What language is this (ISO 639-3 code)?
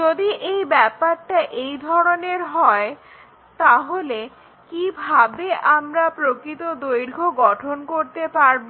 ben